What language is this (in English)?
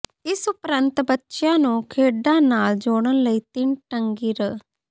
Punjabi